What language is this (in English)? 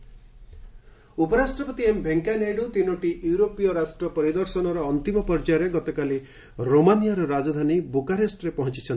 Odia